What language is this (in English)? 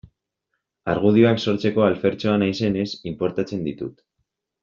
Basque